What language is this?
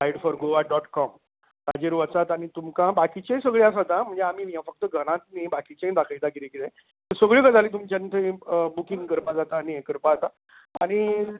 Konkani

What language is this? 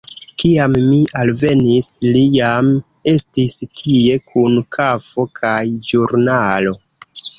Esperanto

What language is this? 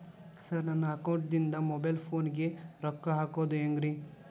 Kannada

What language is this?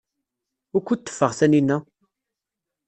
Kabyle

